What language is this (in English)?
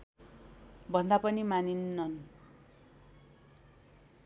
Nepali